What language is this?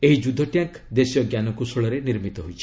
Odia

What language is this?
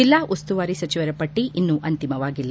Kannada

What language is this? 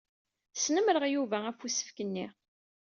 Kabyle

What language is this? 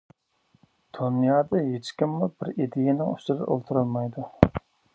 Uyghur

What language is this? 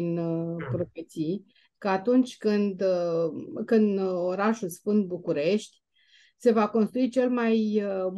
Romanian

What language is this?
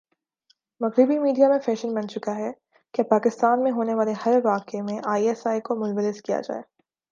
Urdu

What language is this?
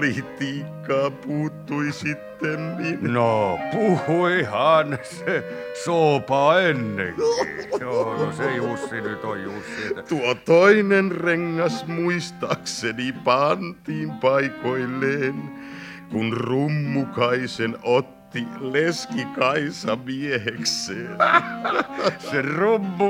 Finnish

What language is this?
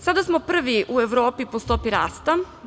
Serbian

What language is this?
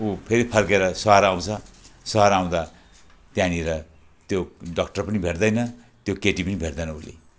Nepali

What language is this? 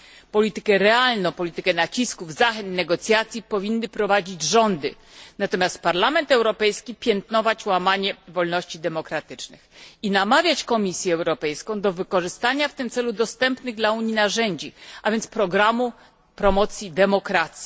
Polish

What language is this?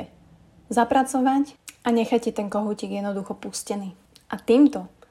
Slovak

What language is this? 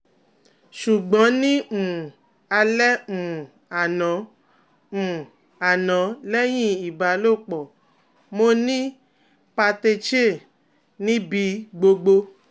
Yoruba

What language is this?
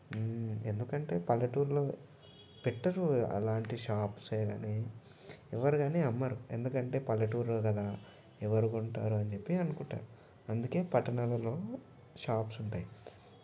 Telugu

